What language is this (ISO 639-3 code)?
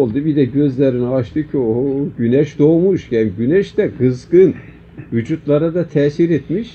tur